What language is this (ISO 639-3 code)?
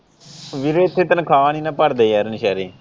pan